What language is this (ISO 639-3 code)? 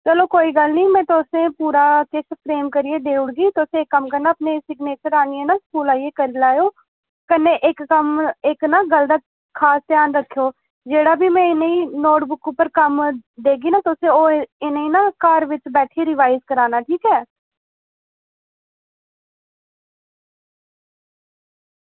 doi